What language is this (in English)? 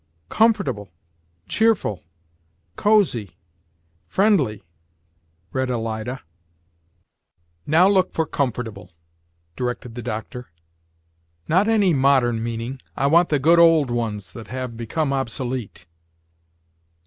English